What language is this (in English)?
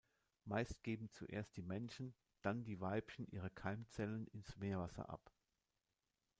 German